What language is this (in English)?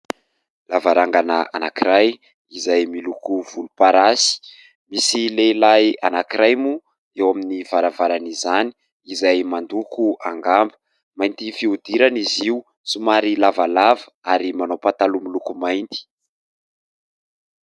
Malagasy